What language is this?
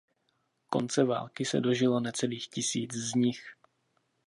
Czech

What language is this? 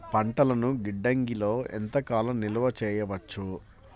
Telugu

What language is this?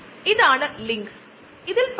Malayalam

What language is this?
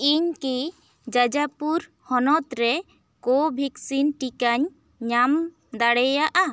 Santali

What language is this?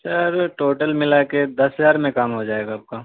Urdu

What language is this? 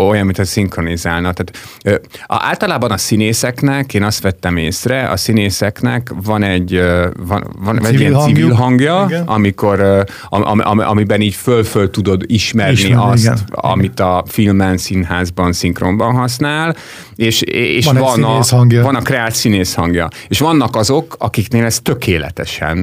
Hungarian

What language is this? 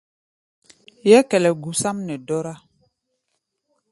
Gbaya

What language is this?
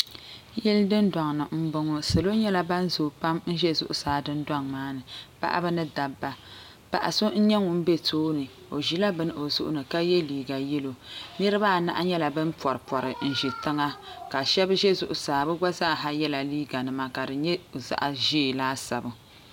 Dagbani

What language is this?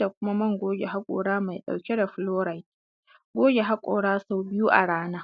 Hausa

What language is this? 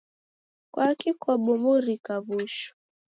Taita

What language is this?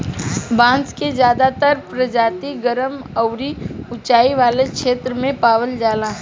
Bhojpuri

